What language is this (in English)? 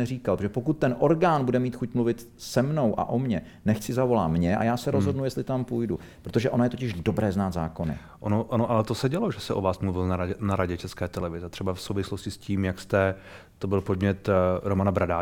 Czech